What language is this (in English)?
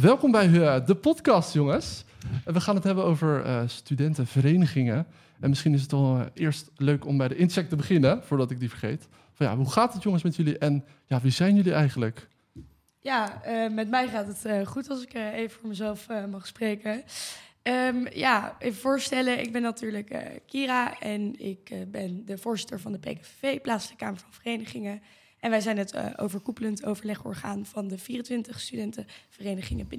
Dutch